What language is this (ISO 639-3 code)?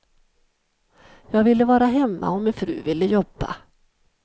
swe